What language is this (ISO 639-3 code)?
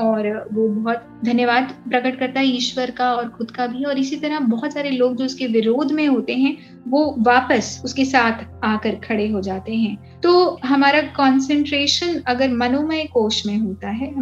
hin